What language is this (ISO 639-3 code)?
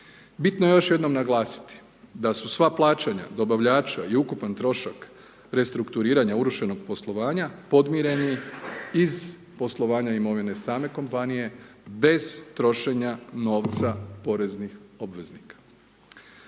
hrv